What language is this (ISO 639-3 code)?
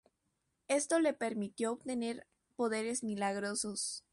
spa